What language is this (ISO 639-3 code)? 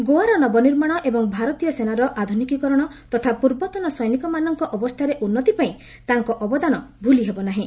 ori